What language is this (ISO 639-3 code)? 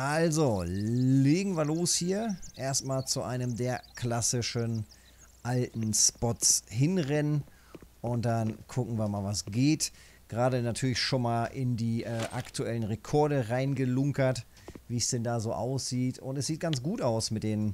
deu